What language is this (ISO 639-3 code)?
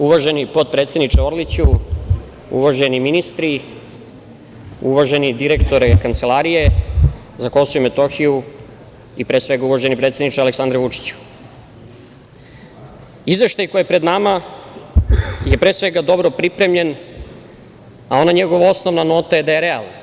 srp